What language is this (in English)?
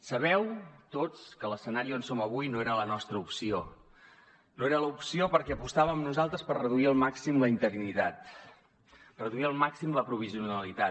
Catalan